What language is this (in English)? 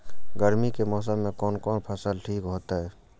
Maithili